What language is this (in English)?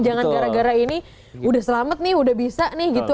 Indonesian